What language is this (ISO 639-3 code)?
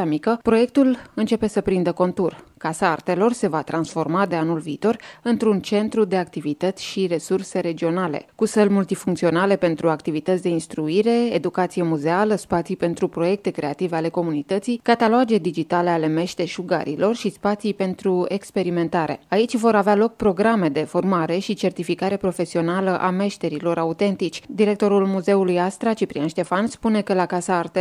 ron